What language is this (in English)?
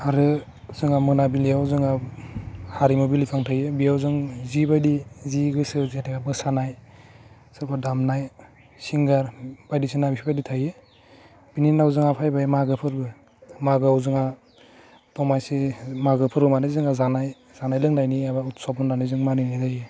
Bodo